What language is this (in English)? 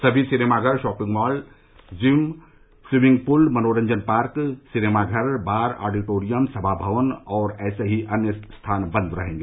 Hindi